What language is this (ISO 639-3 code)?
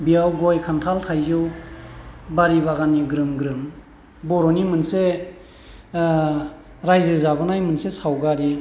brx